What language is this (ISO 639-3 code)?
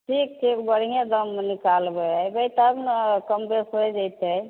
mai